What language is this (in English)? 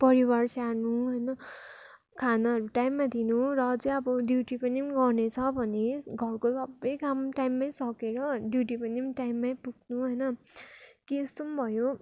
Nepali